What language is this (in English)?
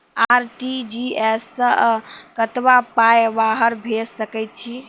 Maithili